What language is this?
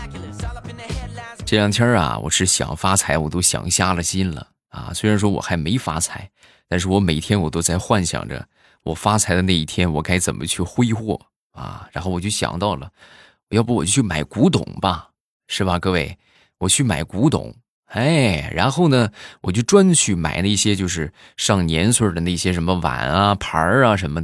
Chinese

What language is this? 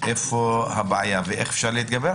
Hebrew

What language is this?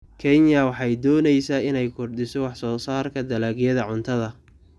Somali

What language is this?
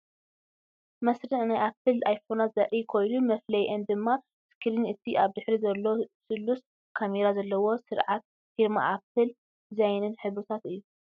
Tigrinya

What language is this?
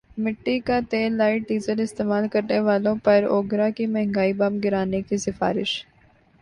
Urdu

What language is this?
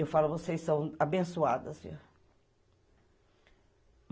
Portuguese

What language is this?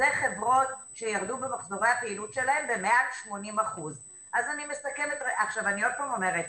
Hebrew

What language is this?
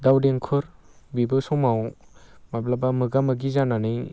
Bodo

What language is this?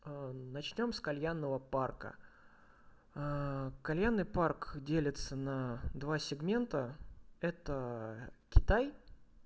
Russian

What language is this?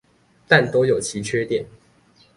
Chinese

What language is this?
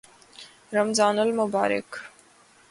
Urdu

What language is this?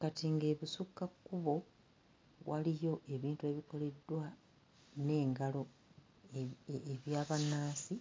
Ganda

